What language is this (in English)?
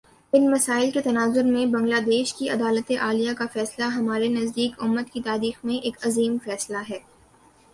Urdu